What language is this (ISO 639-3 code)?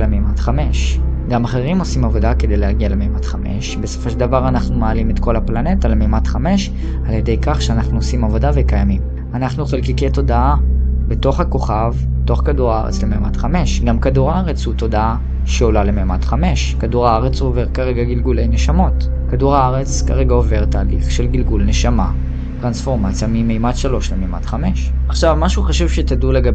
heb